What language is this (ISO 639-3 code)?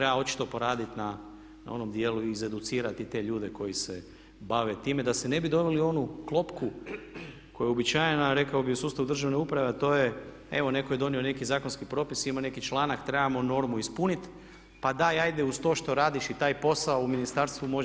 hrv